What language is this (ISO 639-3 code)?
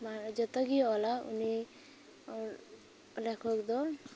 sat